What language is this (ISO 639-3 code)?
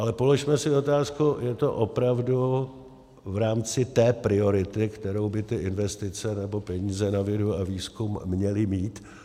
ces